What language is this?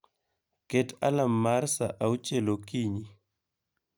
Luo (Kenya and Tanzania)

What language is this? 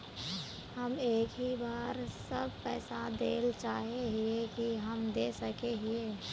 Magahi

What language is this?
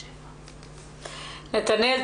Hebrew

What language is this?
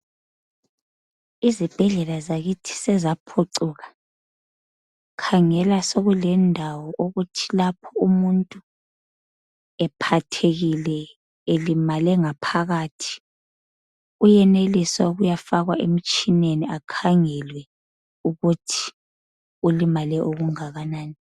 North Ndebele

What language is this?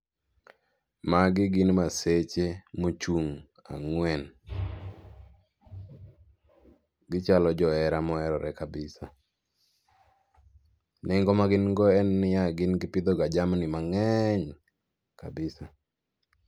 Luo (Kenya and Tanzania)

